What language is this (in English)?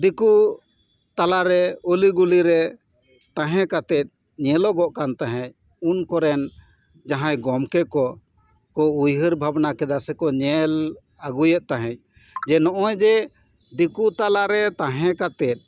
Santali